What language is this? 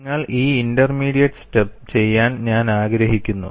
Malayalam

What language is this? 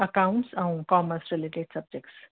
Sindhi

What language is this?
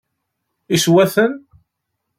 Kabyle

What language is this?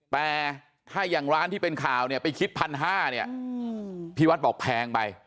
Thai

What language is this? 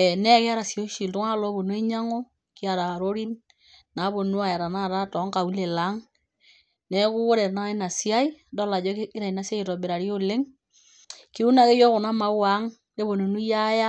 Masai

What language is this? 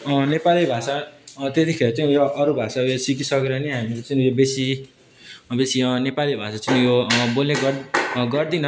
Nepali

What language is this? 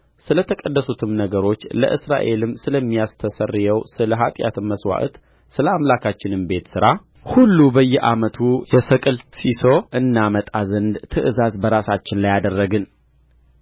Amharic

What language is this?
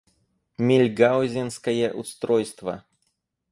Russian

